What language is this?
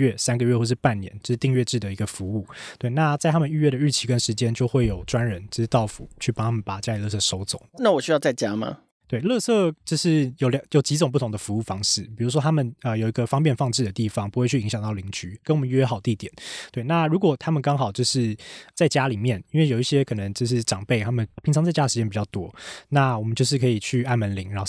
Chinese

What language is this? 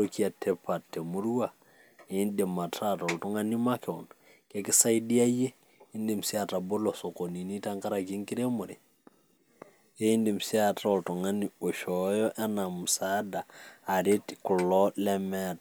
Masai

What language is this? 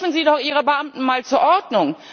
German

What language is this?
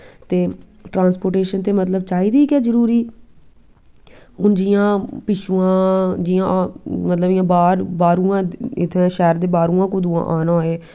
Dogri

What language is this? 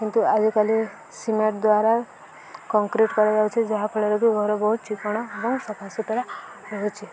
Odia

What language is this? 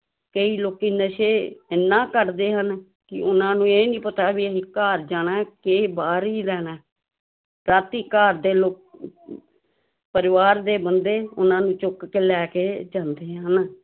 Punjabi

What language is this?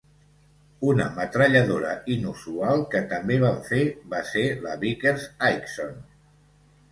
Catalan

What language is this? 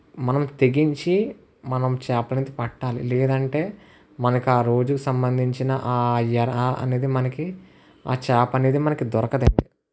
Telugu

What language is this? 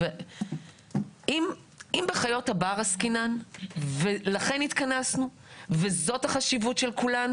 Hebrew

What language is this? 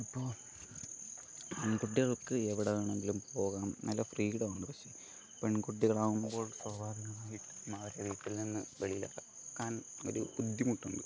Malayalam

